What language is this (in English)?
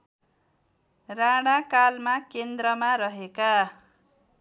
Nepali